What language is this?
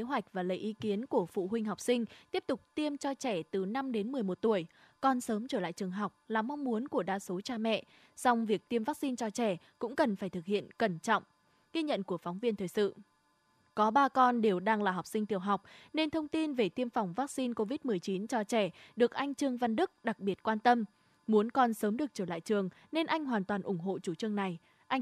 Vietnamese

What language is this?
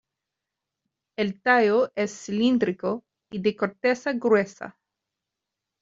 Spanish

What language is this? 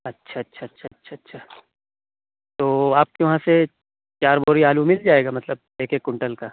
Urdu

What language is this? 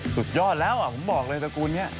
Thai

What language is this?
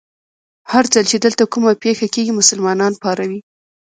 Pashto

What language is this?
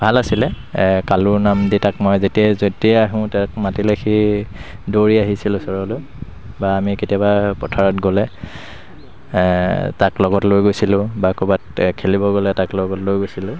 Assamese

